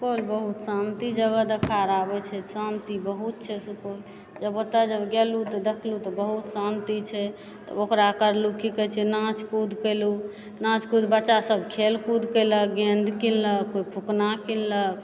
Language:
Maithili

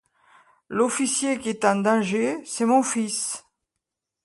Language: French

